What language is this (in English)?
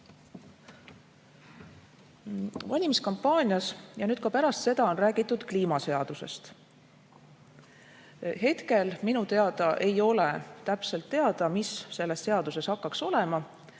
Estonian